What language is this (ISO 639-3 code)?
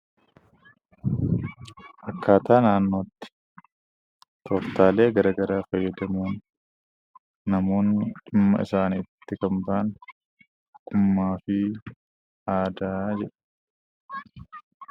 orm